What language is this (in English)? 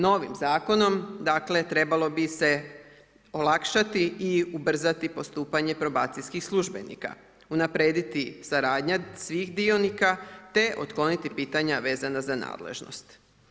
Croatian